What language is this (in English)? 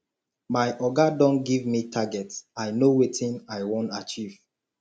Nigerian Pidgin